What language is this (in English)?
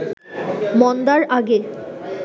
Bangla